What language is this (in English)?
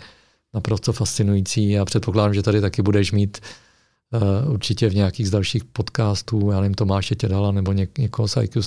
Czech